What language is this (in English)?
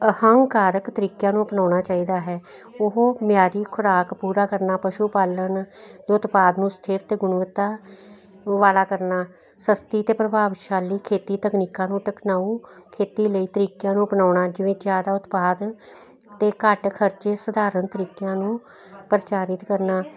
Punjabi